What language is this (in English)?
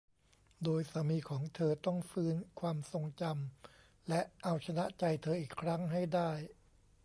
Thai